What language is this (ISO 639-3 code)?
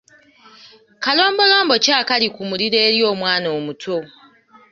lug